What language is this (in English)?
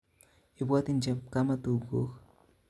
Kalenjin